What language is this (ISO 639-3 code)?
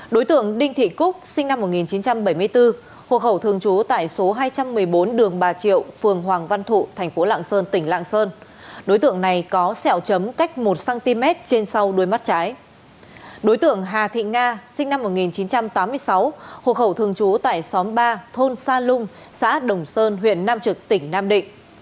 vie